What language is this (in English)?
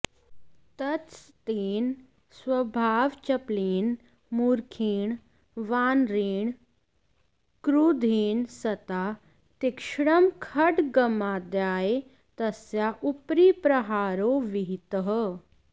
Sanskrit